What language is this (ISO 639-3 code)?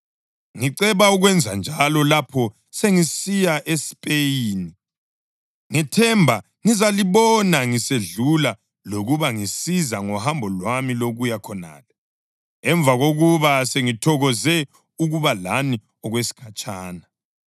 nde